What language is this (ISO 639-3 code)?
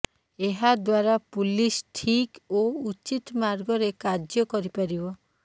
ori